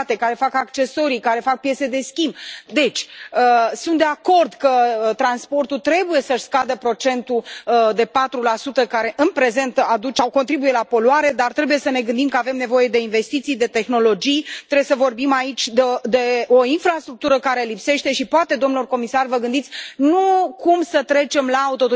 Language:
Romanian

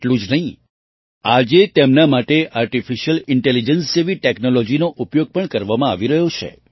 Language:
Gujarati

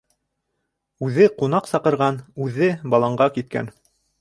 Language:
Bashkir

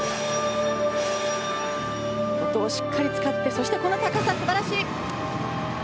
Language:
Japanese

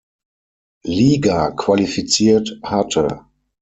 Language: German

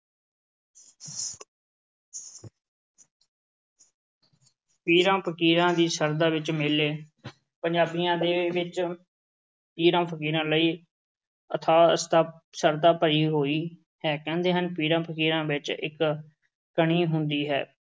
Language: Punjabi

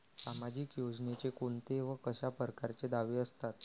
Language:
Marathi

